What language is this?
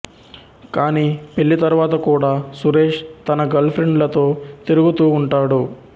Telugu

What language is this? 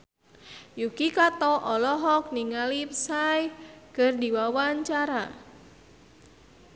Sundanese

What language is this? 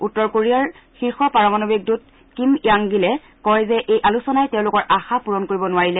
Assamese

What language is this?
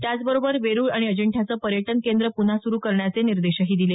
Marathi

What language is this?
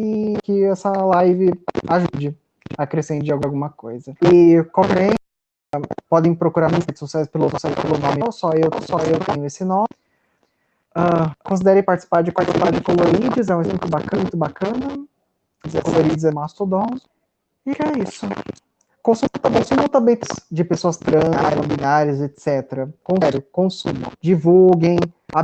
Portuguese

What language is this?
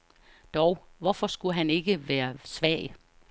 Danish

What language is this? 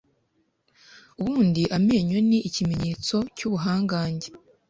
Kinyarwanda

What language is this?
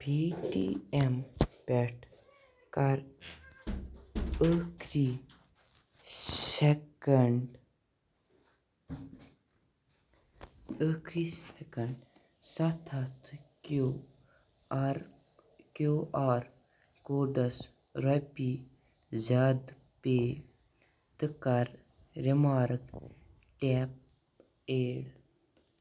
Kashmiri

